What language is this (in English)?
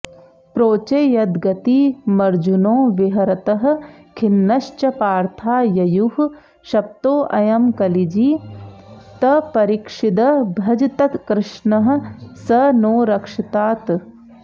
Sanskrit